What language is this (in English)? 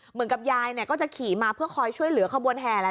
Thai